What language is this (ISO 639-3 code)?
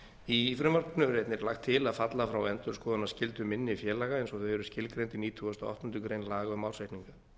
isl